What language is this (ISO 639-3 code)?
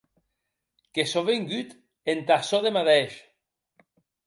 oci